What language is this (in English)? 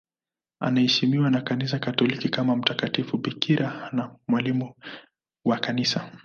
Swahili